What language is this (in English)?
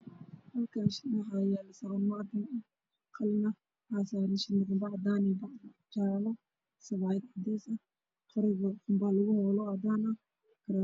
Somali